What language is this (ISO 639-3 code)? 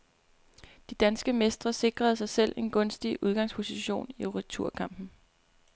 dan